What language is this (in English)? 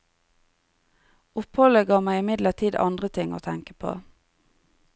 Norwegian